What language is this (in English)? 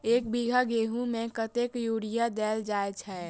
Maithili